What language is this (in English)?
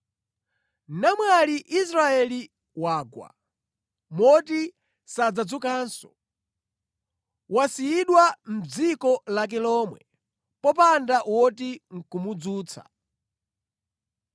Nyanja